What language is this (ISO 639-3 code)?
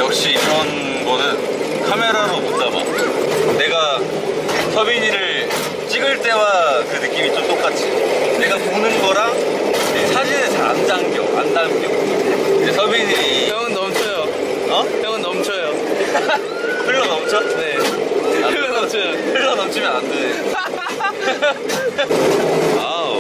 kor